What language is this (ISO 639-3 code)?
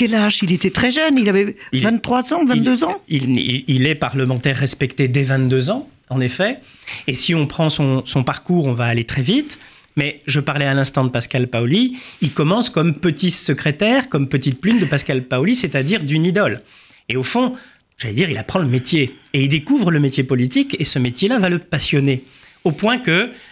fra